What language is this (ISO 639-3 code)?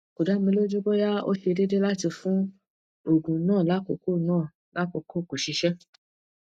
yor